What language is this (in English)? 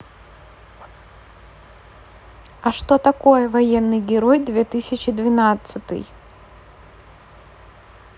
Russian